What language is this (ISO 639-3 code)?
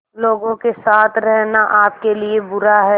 hin